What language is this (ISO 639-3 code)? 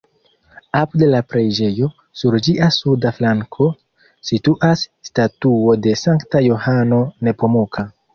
epo